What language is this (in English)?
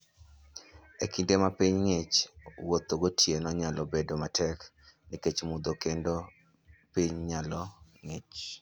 Luo (Kenya and Tanzania)